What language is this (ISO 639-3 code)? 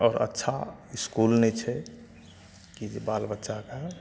mai